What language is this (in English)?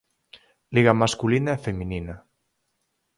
Galician